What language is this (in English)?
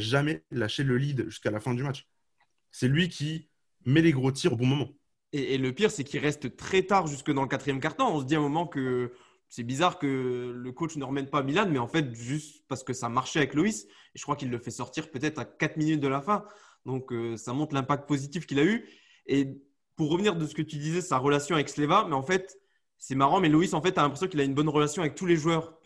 French